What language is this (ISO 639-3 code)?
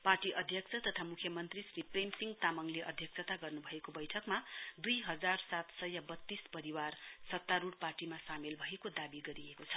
nep